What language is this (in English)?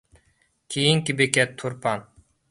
Uyghur